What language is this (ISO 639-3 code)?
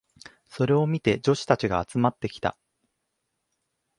jpn